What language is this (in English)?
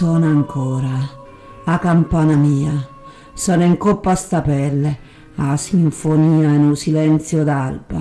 Italian